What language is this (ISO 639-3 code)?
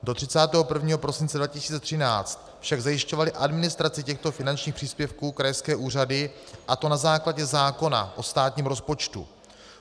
ces